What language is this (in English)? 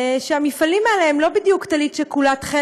Hebrew